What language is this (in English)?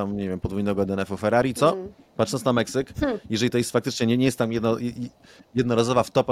Polish